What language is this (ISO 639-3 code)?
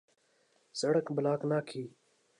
urd